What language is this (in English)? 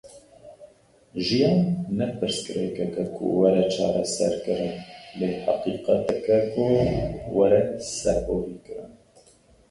Kurdish